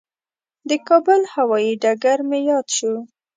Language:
Pashto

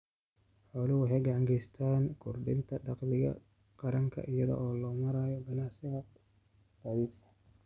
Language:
Somali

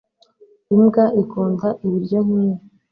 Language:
Kinyarwanda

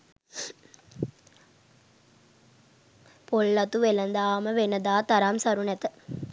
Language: Sinhala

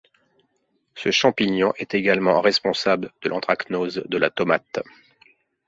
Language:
French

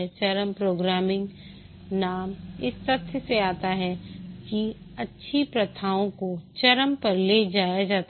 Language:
Hindi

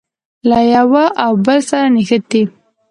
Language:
Pashto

